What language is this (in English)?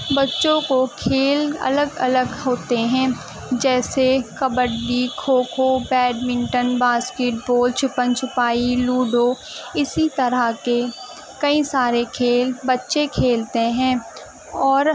Urdu